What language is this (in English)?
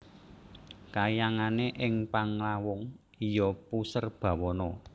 Javanese